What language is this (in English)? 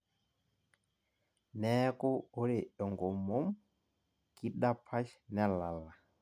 Masai